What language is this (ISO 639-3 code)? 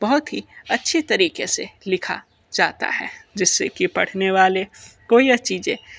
hin